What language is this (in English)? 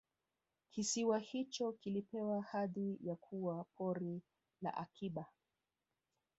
Swahili